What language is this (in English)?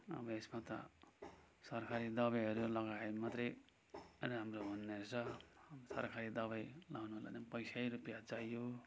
Nepali